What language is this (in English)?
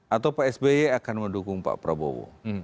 Indonesian